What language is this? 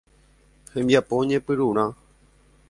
Guarani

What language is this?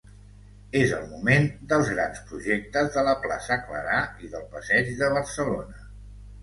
Catalan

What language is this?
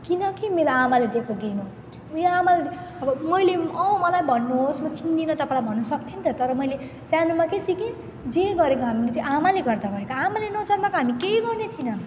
Nepali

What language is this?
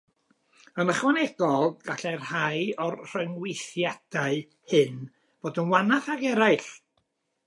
Welsh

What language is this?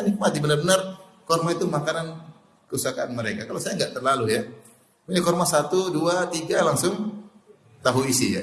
Indonesian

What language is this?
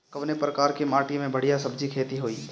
Bhojpuri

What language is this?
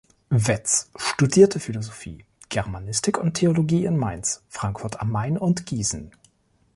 German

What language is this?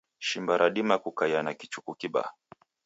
Taita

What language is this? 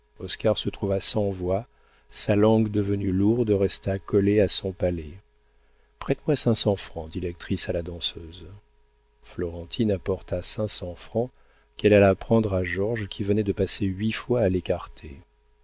French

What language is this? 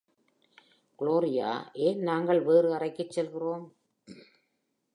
Tamil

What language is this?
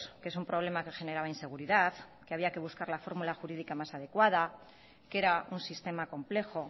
Spanish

